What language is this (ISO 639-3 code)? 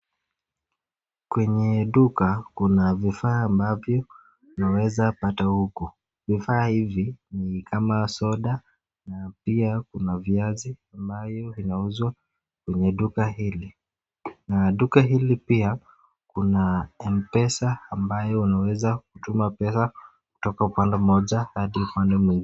swa